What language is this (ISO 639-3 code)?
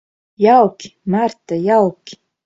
lav